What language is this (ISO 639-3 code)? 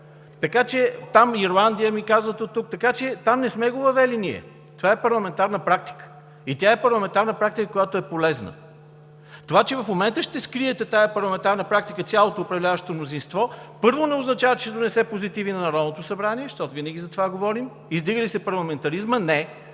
bul